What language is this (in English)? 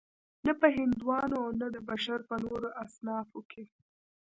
Pashto